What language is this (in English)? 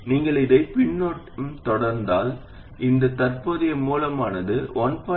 Tamil